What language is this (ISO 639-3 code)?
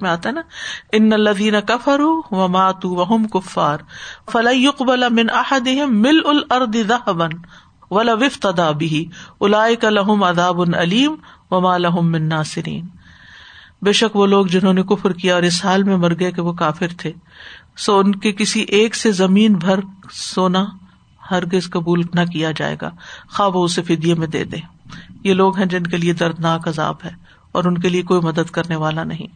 urd